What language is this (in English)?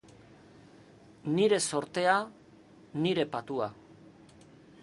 Basque